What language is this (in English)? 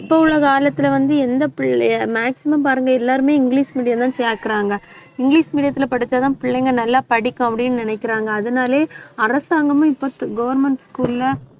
Tamil